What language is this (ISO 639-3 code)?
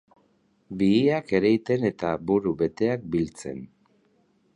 eus